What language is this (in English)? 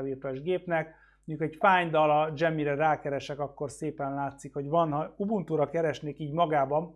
Hungarian